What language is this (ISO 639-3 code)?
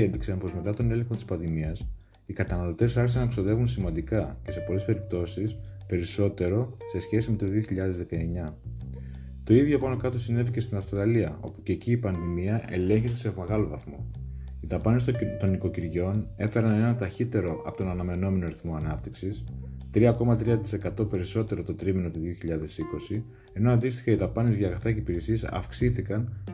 ell